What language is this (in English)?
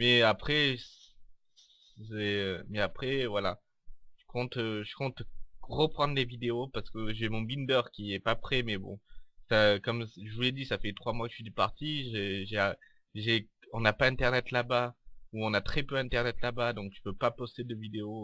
French